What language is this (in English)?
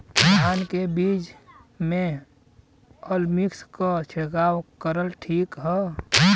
Bhojpuri